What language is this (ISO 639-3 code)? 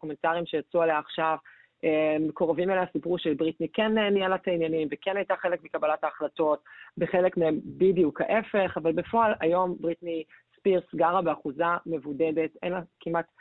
heb